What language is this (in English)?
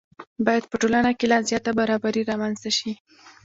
Pashto